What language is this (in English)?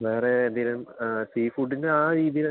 Malayalam